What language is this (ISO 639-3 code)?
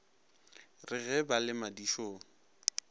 nso